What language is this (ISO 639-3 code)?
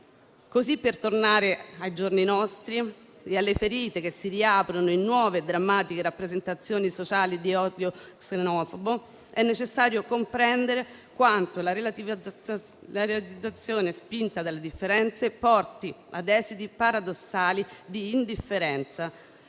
ita